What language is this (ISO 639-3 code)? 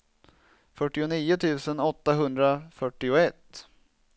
swe